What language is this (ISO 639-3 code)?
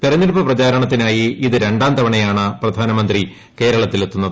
mal